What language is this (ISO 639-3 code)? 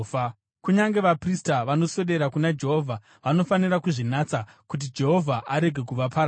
sna